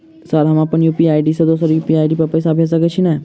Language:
Maithili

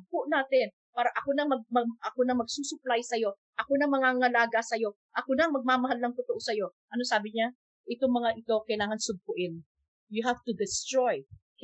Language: Filipino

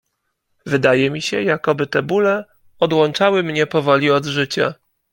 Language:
Polish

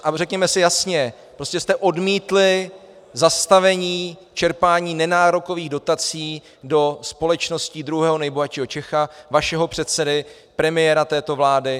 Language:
Czech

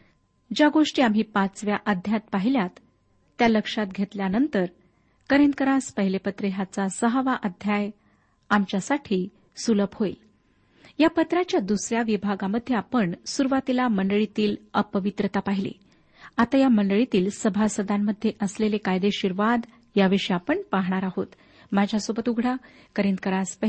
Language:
Marathi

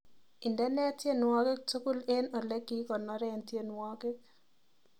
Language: Kalenjin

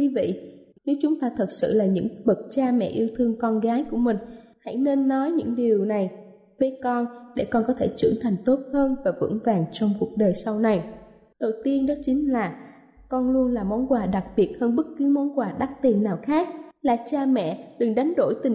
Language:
Vietnamese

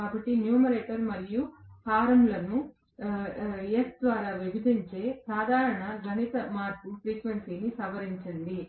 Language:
Telugu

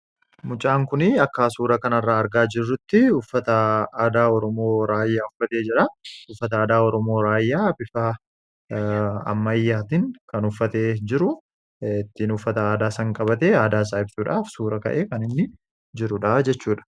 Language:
Oromo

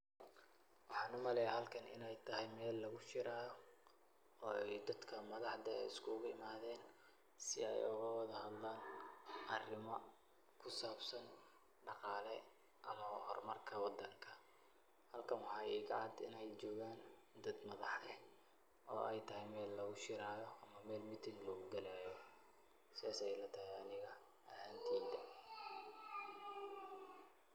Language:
Somali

